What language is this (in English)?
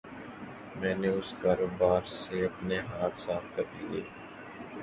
Urdu